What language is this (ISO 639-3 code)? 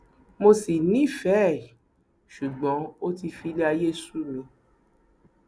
yor